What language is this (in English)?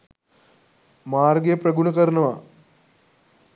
Sinhala